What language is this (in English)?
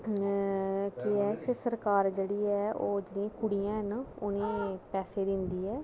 Dogri